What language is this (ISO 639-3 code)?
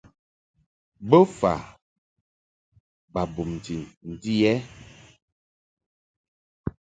mhk